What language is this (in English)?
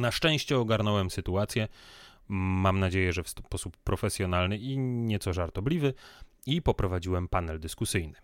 Polish